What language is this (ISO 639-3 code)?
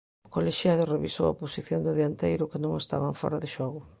glg